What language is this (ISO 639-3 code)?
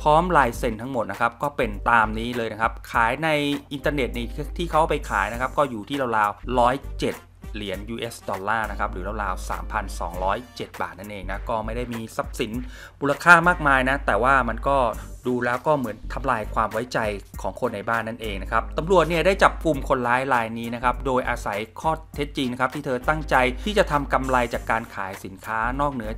tha